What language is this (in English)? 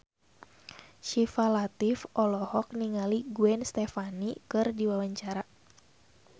Sundanese